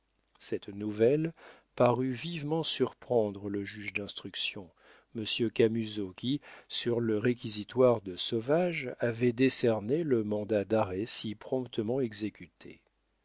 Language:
French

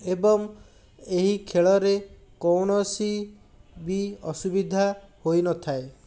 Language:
Odia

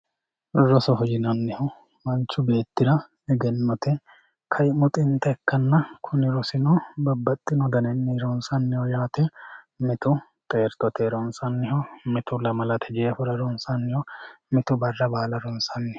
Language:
Sidamo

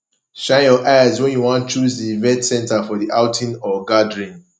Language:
Nigerian Pidgin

